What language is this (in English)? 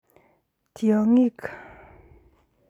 Kalenjin